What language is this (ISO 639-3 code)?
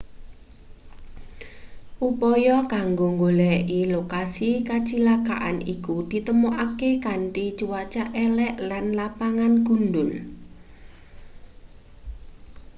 jav